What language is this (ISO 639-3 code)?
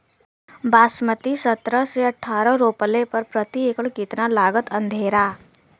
bho